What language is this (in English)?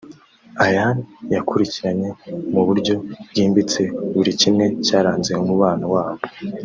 Kinyarwanda